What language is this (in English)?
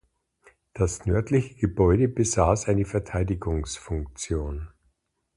German